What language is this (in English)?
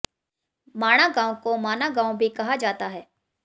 Hindi